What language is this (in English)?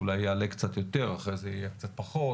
Hebrew